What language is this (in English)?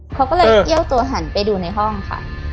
Thai